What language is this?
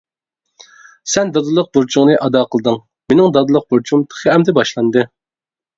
Uyghur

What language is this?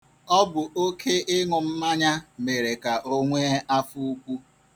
Igbo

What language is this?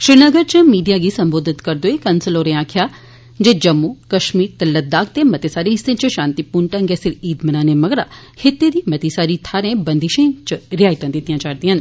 Dogri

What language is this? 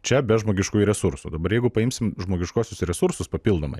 Lithuanian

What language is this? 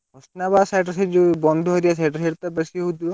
Odia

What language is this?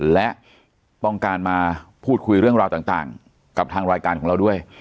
Thai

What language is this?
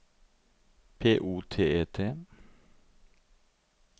Norwegian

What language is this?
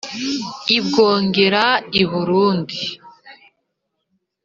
Kinyarwanda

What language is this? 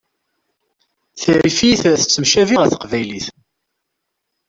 Kabyle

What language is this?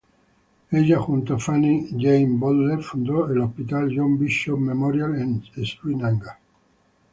Spanish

